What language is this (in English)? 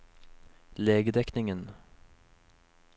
Norwegian